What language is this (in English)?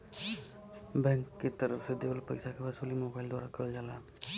Bhojpuri